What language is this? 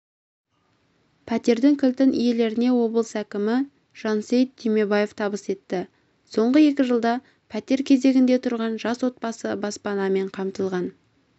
Kazakh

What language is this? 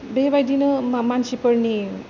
Bodo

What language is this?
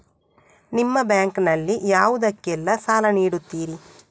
Kannada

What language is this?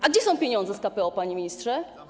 Polish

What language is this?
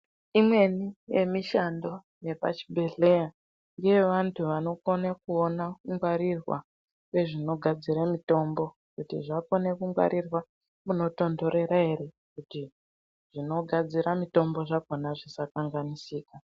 Ndau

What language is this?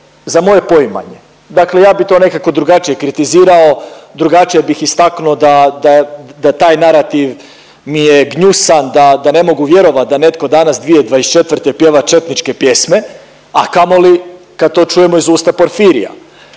Croatian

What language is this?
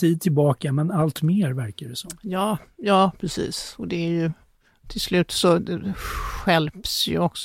Swedish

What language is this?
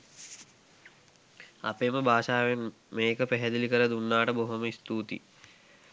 Sinhala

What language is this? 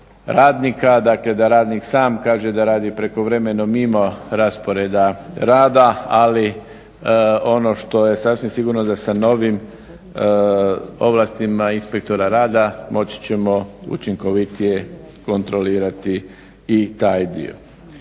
Croatian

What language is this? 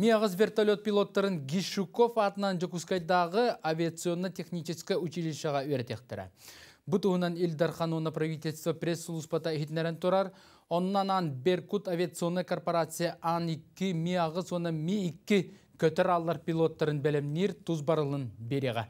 Turkish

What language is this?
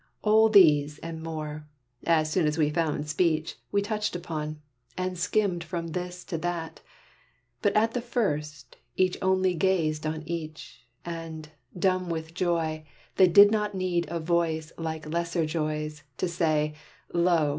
English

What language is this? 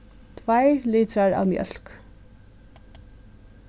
Faroese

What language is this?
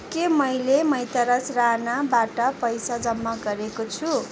Nepali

